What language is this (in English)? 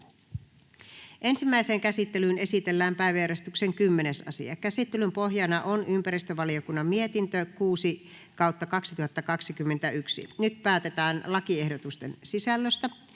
Finnish